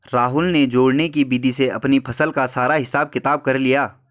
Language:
Hindi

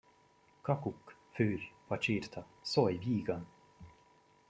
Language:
Hungarian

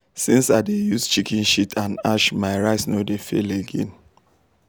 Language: Nigerian Pidgin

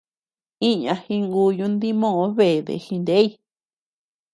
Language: Tepeuxila Cuicatec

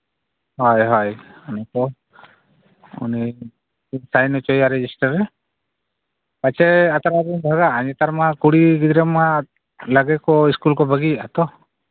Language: Santali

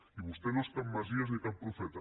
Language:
Catalan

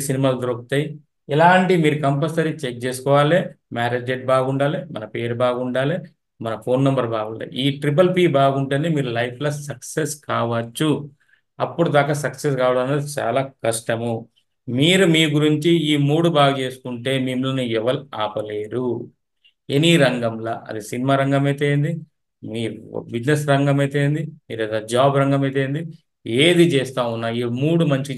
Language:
Telugu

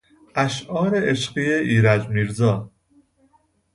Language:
Persian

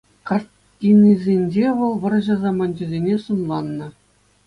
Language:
Chuvash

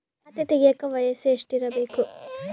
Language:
Kannada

